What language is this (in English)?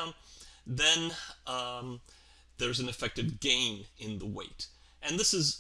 English